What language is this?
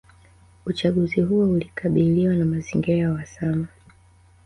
Swahili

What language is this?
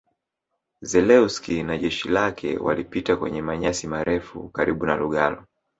Swahili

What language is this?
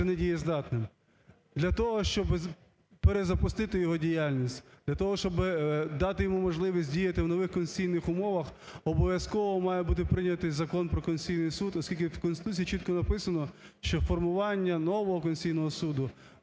Ukrainian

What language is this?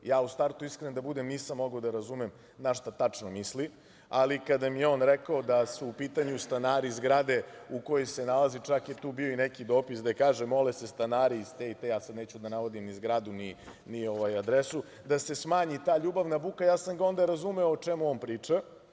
Serbian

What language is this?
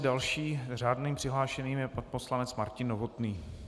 Czech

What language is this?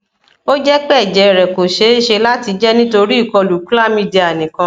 Yoruba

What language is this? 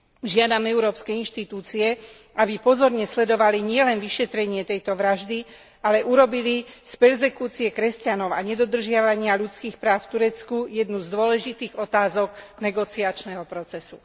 Slovak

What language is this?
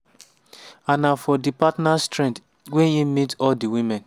Nigerian Pidgin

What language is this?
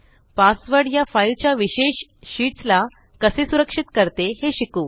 Marathi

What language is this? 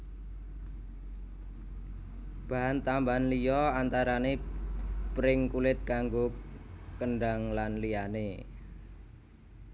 Javanese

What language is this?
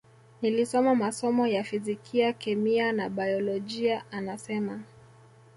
Swahili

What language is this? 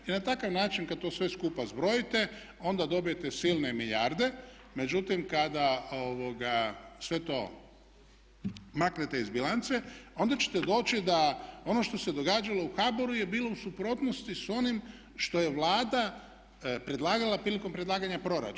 Croatian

